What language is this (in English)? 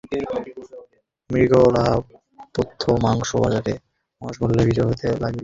Bangla